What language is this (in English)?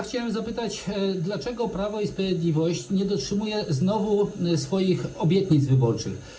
Polish